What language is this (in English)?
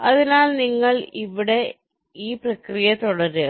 Malayalam